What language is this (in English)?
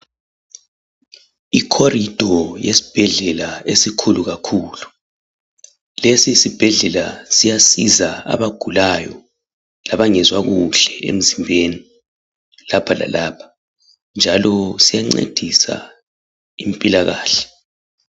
North Ndebele